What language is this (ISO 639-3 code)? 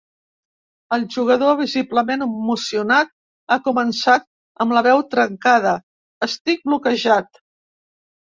cat